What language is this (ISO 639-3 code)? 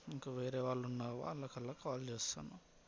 tel